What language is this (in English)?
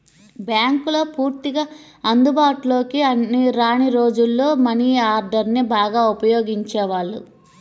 Telugu